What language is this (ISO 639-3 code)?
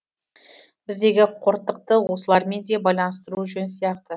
kaz